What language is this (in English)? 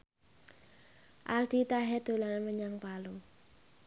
Javanese